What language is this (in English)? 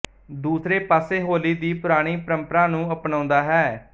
Punjabi